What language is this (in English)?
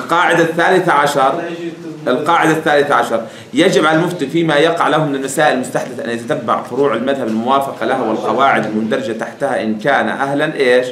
Arabic